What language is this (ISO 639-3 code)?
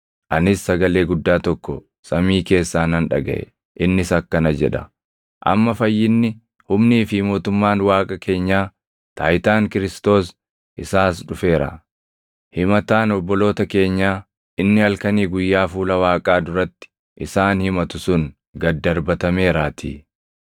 orm